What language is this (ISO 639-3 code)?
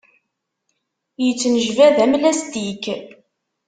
kab